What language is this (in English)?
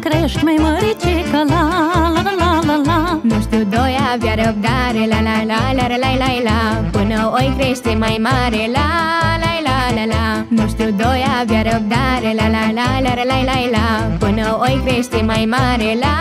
Romanian